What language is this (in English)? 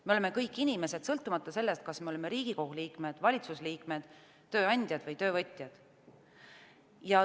Estonian